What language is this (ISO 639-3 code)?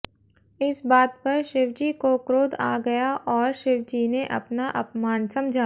hin